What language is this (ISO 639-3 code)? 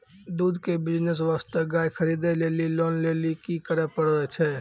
mai